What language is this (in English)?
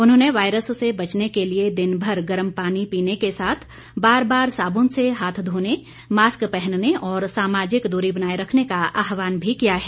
Hindi